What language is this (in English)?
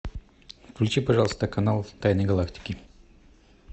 Russian